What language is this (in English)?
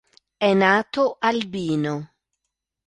Italian